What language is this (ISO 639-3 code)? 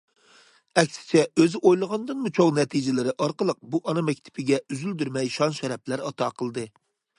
uig